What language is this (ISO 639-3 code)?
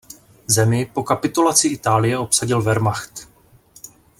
ces